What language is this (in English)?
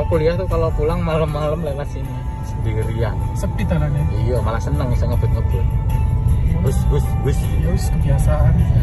Indonesian